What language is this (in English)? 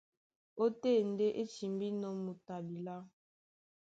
Duala